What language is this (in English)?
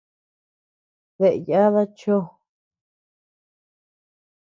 Tepeuxila Cuicatec